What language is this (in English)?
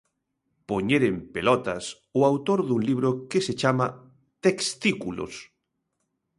Galician